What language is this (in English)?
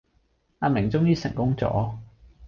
Cantonese